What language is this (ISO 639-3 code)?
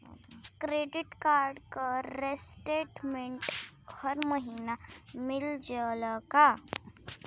bho